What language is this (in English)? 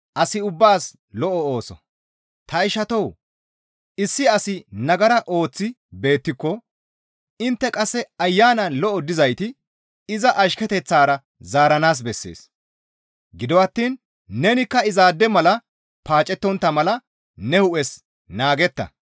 Gamo